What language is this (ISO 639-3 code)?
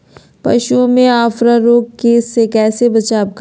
mag